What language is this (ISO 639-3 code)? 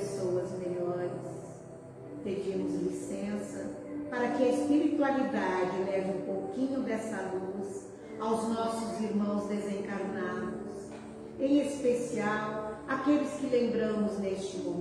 por